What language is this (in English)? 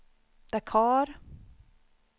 Swedish